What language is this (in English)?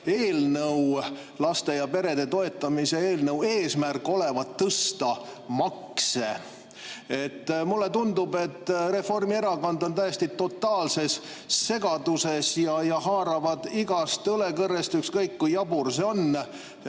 Estonian